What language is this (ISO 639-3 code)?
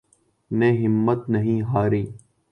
urd